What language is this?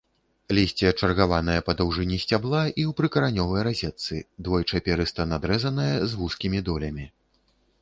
Belarusian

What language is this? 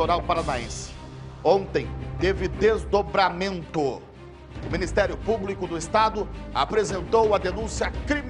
Portuguese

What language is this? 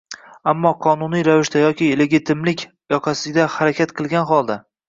Uzbek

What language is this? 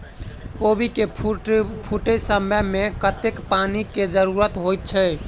Maithili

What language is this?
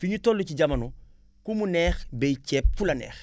Wolof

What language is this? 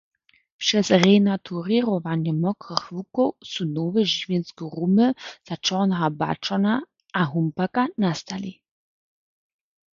Upper Sorbian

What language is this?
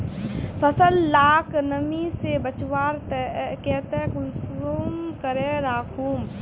Magahi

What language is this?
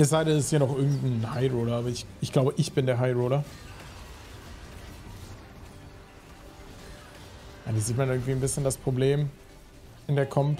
German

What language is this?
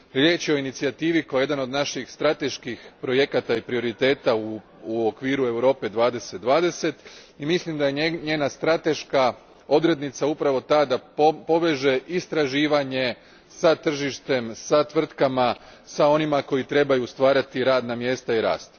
Croatian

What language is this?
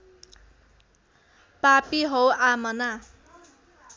Nepali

